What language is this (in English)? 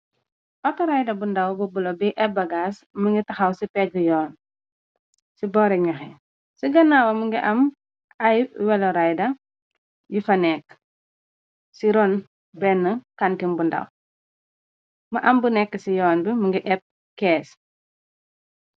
Wolof